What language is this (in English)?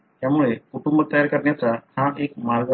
Marathi